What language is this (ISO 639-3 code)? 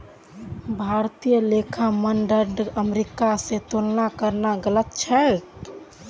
mag